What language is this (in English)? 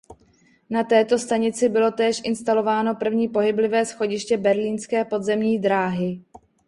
Czech